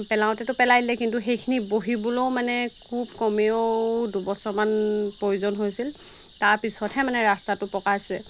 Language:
Assamese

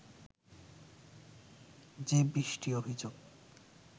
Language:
Bangla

